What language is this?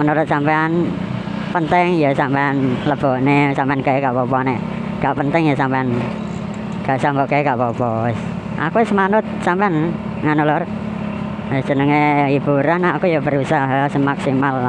Indonesian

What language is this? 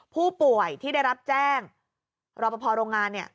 Thai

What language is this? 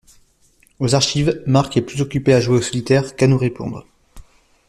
French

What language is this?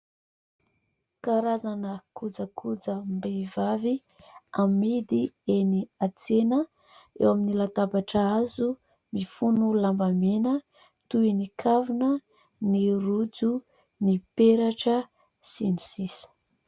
Malagasy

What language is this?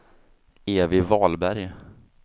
Swedish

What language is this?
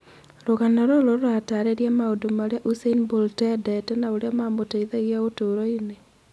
Kikuyu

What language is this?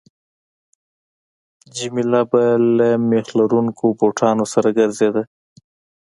Pashto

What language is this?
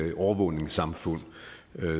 Danish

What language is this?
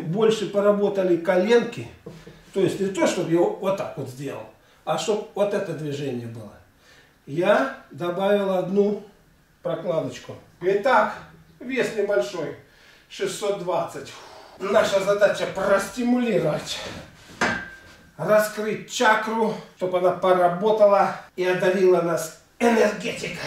Russian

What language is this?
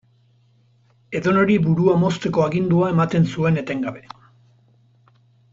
Basque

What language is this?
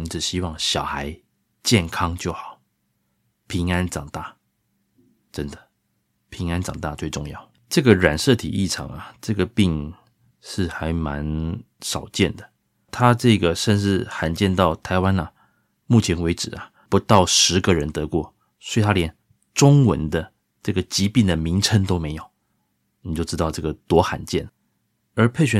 Chinese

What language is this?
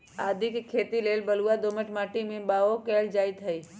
Magahi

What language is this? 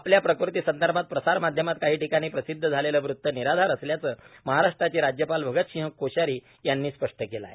Marathi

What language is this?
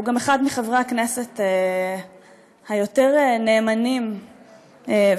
Hebrew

